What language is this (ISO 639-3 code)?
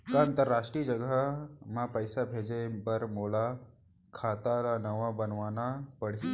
hne